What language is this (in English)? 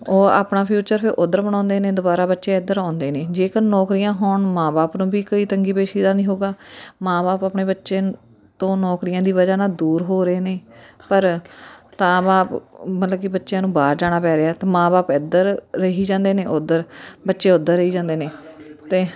Punjabi